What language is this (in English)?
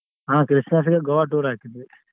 Kannada